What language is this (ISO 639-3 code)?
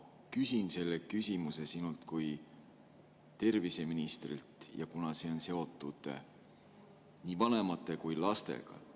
est